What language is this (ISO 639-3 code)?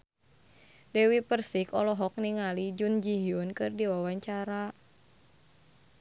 sun